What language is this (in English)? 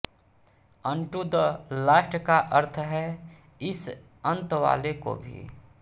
Hindi